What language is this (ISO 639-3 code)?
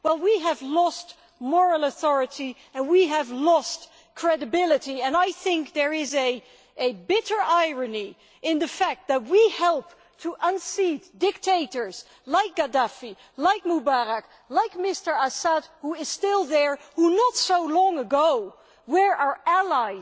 eng